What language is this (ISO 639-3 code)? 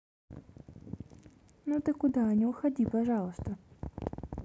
rus